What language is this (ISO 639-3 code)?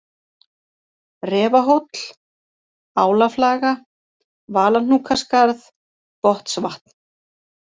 isl